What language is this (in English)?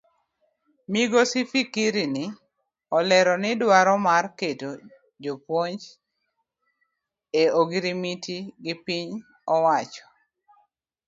Luo (Kenya and Tanzania)